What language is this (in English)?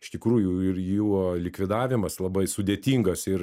Lithuanian